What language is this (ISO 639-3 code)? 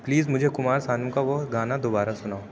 urd